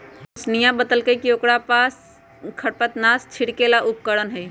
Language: Magahi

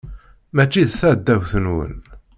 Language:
Kabyle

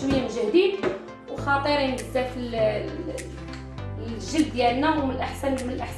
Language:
Arabic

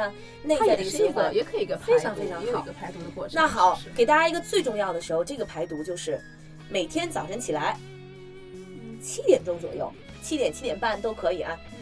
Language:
Chinese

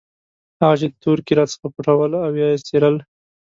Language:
Pashto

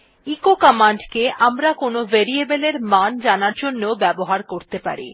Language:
Bangla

